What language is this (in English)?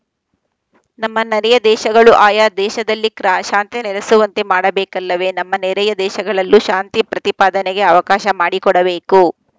Kannada